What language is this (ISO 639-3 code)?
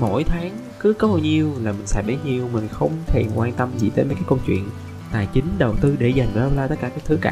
vie